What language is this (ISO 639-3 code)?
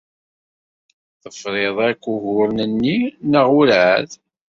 kab